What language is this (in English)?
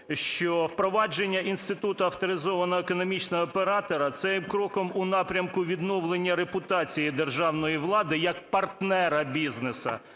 Ukrainian